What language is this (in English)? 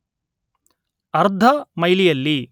Kannada